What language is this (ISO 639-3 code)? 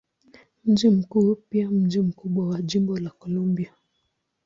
swa